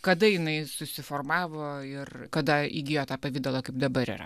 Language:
Lithuanian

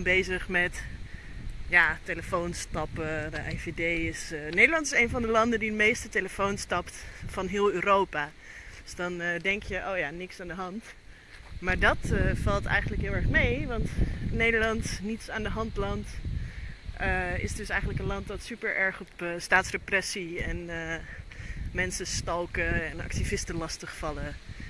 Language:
Dutch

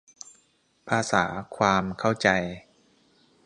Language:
Thai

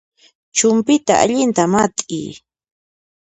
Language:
Puno Quechua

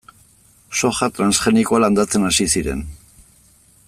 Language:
Basque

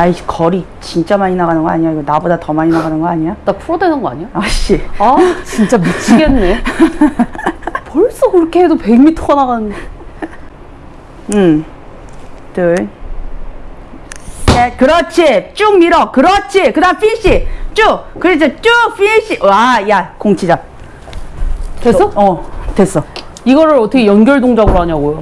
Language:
Korean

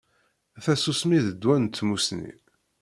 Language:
Kabyle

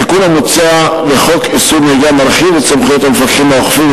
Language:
Hebrew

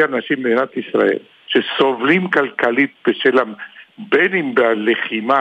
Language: Hebrew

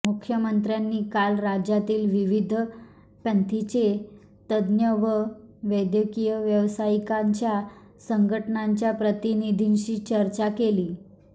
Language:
Marathi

